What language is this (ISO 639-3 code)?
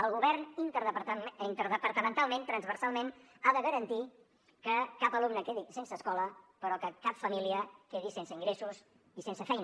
cat